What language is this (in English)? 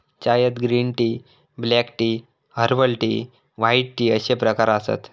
Marathi